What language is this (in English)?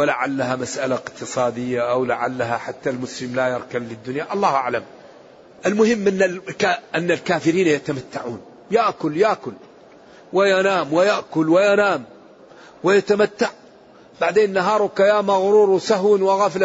Arabic